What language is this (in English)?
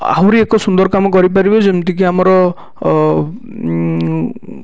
Odia